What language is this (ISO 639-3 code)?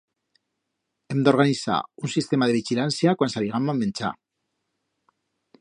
arg